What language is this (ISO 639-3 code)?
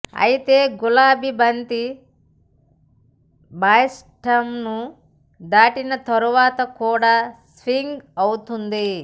tel